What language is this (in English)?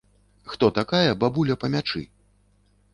Belarusian